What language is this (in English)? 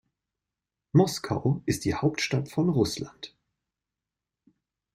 German